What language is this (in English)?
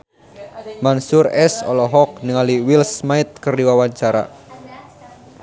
Sundanese